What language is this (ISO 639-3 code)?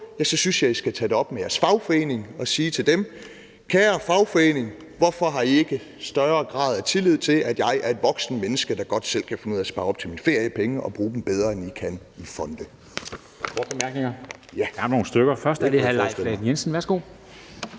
dan